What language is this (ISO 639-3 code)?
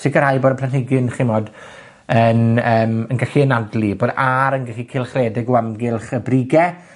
cym